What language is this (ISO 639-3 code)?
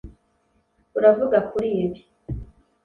kin